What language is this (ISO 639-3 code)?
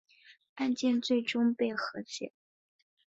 zho